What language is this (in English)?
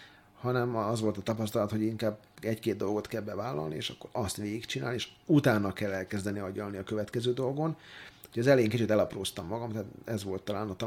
Hungarian